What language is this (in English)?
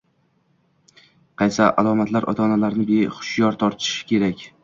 Uzbek